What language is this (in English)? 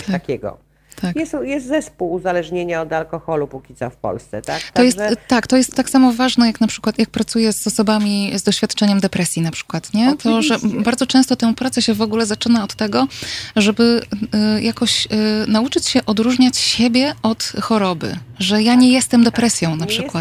Polish